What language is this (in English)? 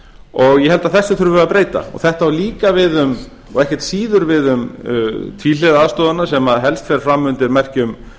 Icelandic